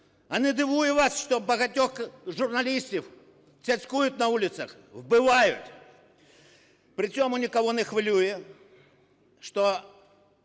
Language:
Ukrainian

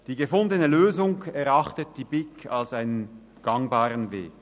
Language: Swiss German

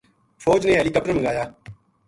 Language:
Gujari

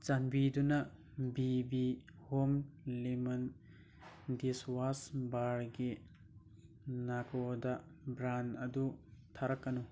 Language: Manipuri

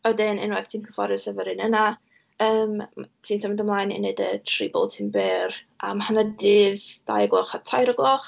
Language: Welsh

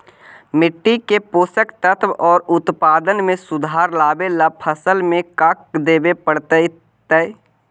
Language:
Magahi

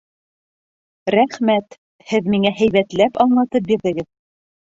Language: Bashkir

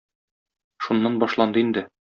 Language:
Tatar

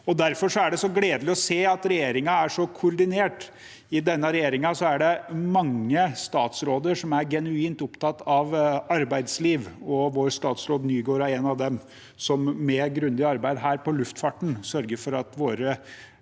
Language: Norwegian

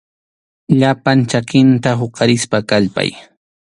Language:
Arequipa-La Unión Quechua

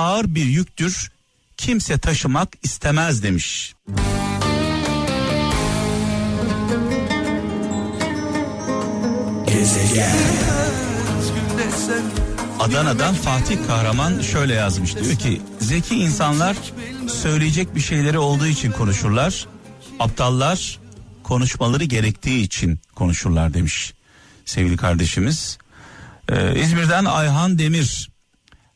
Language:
Turkish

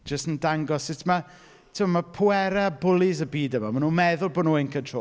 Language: Welsh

